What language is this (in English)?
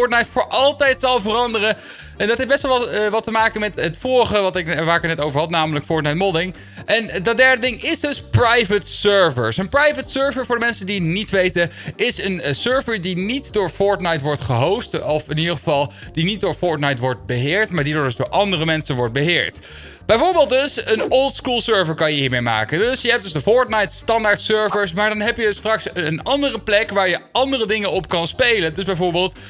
Dutch